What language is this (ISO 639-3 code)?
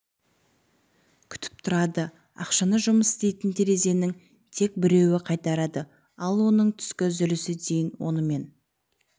kaz